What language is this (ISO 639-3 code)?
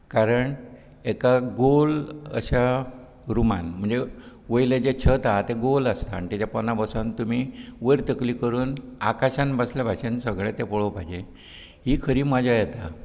kok